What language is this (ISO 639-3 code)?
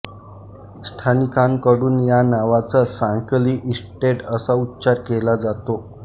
mar